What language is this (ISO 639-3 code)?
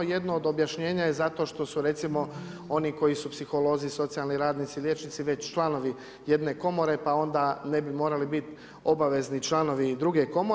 hrv